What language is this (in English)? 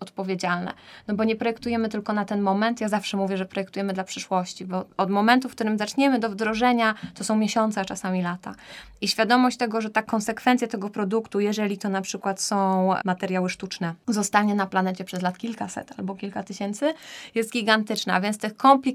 Polish